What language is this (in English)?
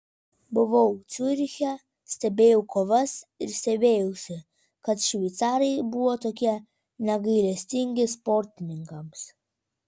Lithuanian